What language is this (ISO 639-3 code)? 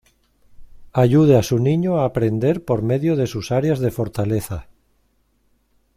spa